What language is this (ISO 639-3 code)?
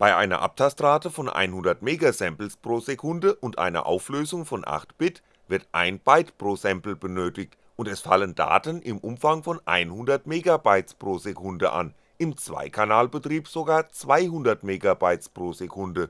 deu